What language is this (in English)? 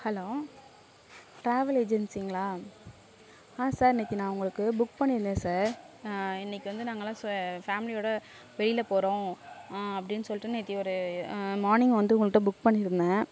Tamil